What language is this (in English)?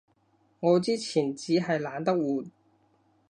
Cantonese